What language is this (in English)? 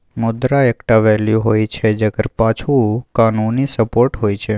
Maithili